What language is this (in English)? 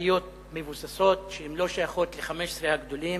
Hebrew